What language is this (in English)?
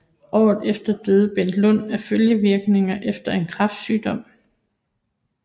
Danish